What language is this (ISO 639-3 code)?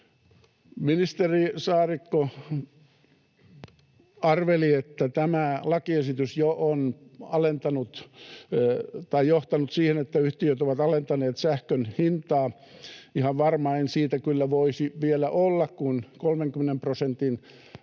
fin